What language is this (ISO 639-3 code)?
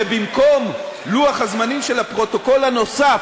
heb